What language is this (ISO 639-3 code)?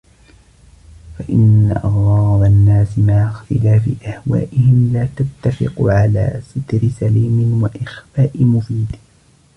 ara